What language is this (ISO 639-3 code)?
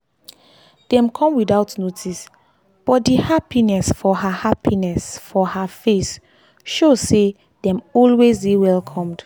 pcm